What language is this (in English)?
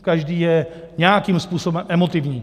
Czech